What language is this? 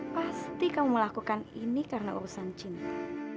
Indonesian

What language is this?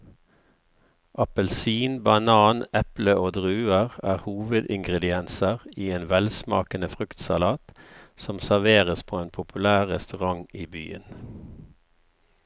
Norwegian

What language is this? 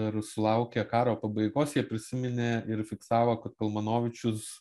Lithuanian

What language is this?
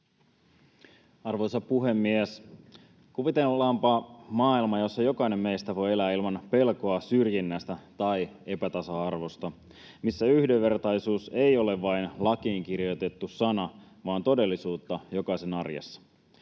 Finnish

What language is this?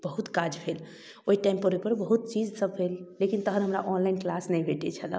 Maithili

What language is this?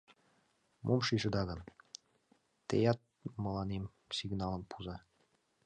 Mari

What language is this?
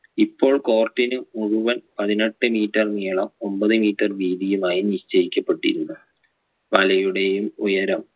Malayalam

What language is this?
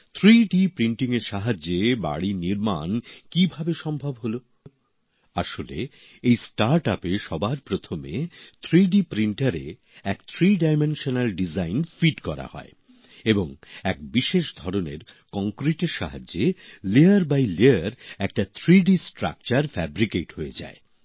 Bangla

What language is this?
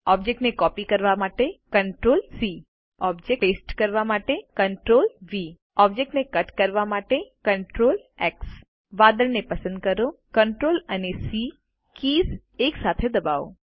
Gujarati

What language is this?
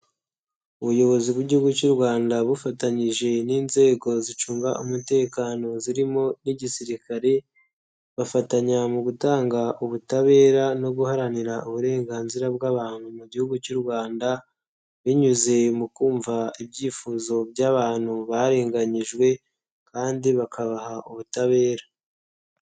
Kinyarwanda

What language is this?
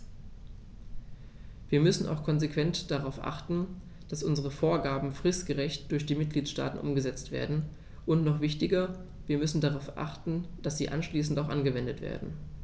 German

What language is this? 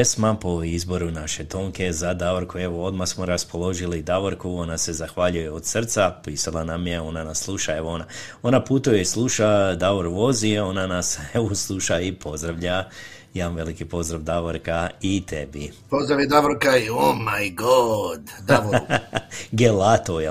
Croatian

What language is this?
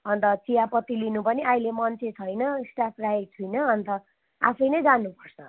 Nepali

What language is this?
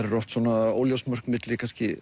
Icelandic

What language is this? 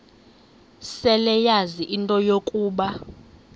Xhosa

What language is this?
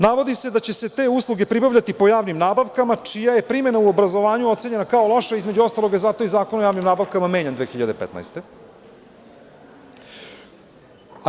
Serbian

